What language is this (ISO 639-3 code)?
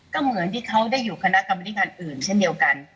tha